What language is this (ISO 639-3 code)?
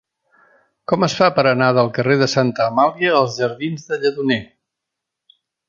cat